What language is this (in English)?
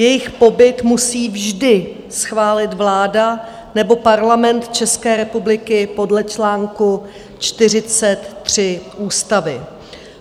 Czech